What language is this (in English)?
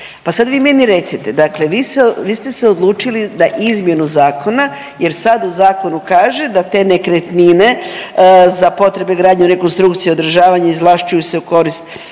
Croatian